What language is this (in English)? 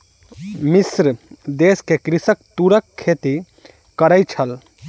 Maithili